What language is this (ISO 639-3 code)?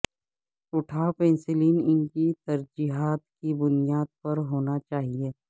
urd